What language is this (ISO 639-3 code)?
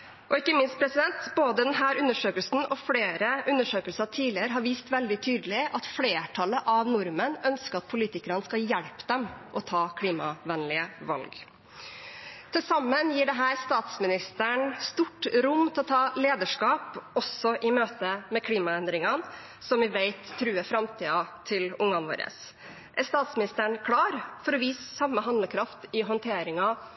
nob